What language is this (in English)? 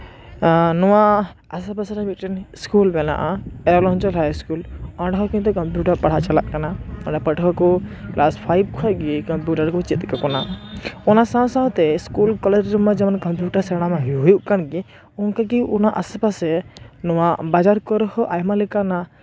Santali